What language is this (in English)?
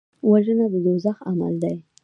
Pashto